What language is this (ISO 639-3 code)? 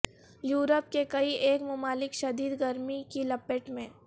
urd